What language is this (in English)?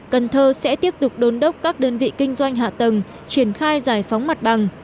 Vietnamese